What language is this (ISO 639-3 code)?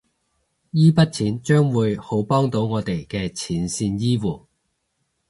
yue